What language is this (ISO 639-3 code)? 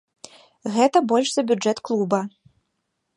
bel